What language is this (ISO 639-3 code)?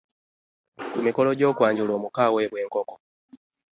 lug